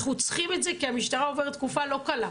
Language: Hebrew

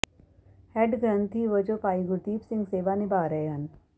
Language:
Punjabi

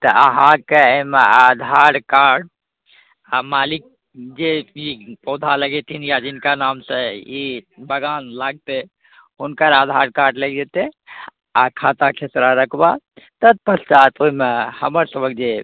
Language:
Maithili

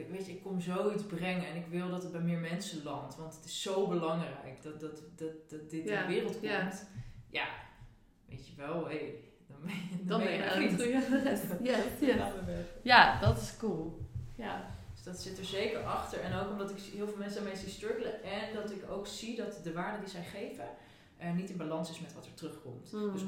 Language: Dutch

